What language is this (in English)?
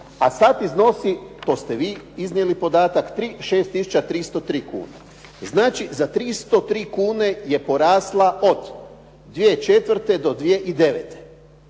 Croatian